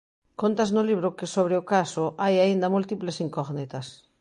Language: Galician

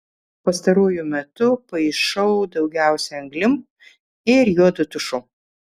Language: Lithuanian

